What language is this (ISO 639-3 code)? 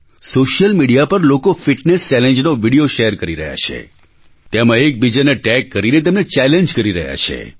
guj